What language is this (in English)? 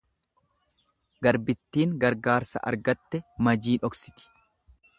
Oromo